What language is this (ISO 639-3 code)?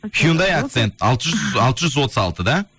kaz